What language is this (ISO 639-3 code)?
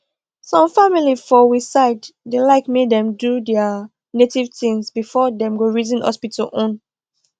pcm